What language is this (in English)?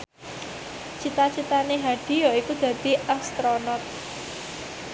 Javanese